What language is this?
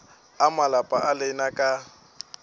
Northern Sotho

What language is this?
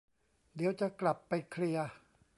Thai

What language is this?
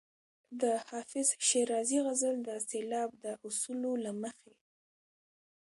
Pashto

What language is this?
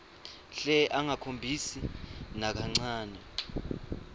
Swati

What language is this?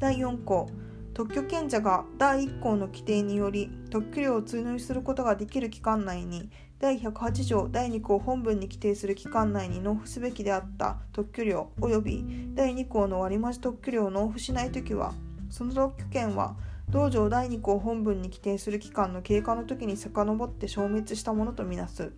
Japanese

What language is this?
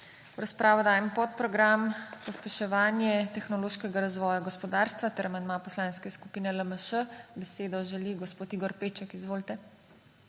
Slovenian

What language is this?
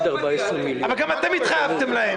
Hebrew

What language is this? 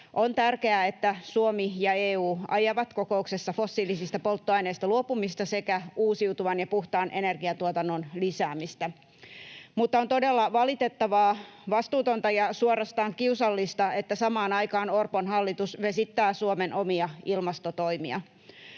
Finnish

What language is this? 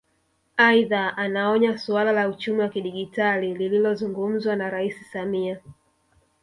Swahili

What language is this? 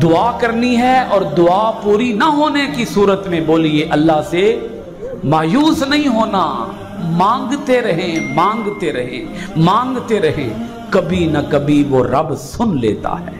Hindi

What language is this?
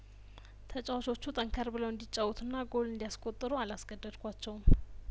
Amharic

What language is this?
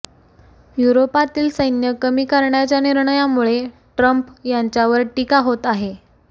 Marathi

